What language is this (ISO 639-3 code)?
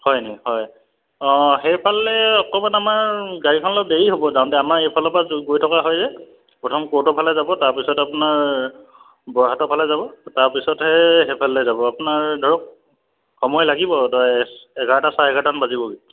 asm